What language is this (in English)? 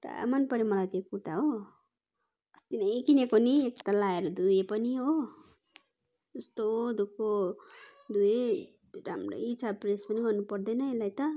Nepali